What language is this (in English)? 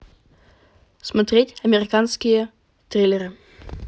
Russian